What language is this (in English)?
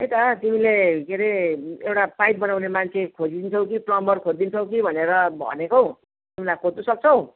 Nepali